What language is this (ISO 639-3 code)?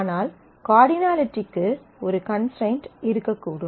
tam